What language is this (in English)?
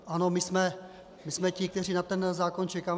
Czech